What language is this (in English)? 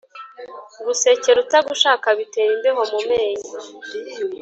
Kinyarwanda